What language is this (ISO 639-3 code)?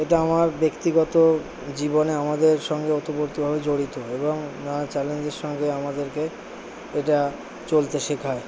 ben